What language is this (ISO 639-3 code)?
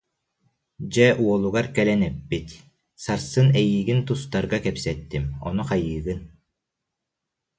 sah